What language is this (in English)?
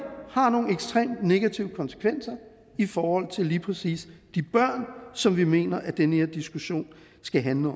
Danish